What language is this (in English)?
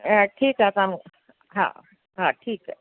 Sindhi